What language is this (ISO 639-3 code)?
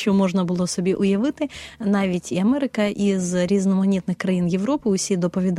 ukr